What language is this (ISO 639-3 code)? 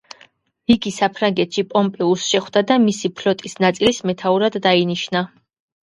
kat